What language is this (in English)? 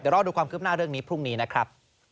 Thai